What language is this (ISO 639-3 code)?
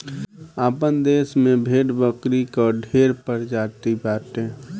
bho